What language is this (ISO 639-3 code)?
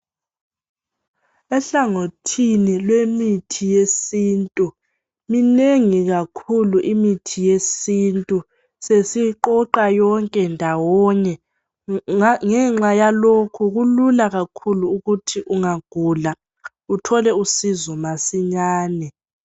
nde